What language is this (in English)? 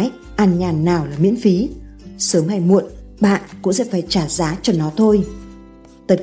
Vietnamese